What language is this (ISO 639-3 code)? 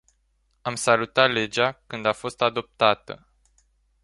ron